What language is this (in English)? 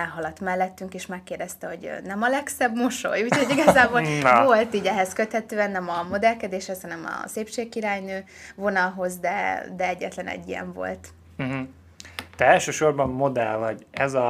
Hungarian